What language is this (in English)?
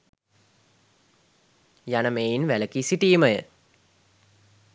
Sinhala